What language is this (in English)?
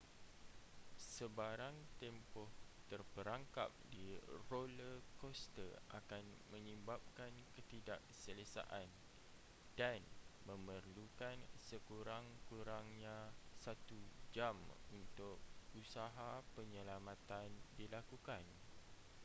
Malay